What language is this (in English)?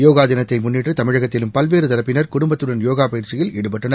Tamil